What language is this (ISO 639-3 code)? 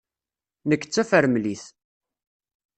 kab